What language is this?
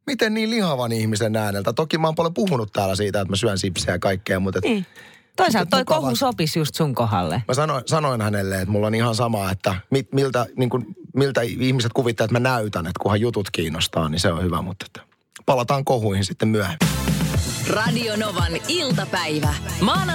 Finnish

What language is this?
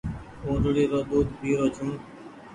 Goaria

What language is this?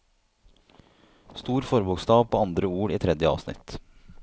Norwegian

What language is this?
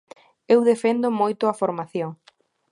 Galician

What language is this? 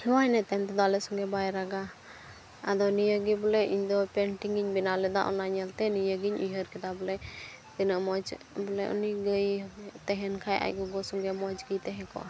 Santali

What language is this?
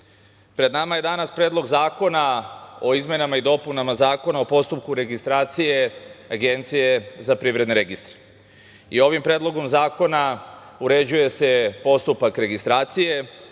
Serbian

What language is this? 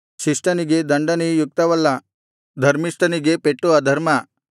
Kannada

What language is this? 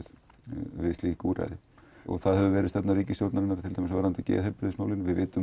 Icelandic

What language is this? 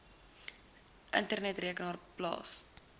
Afrikaans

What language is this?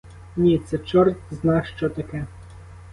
Ukrainian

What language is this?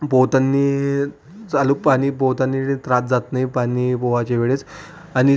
Marathi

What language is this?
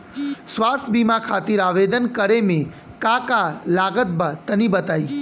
Bhojpuri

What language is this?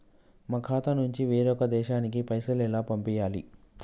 Telugu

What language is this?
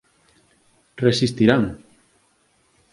Galician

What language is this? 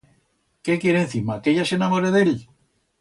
Aragonese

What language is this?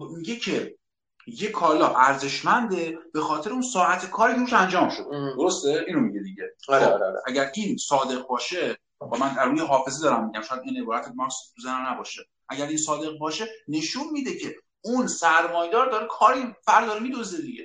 Persian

